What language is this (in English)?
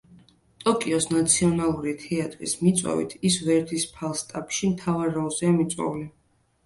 Georgian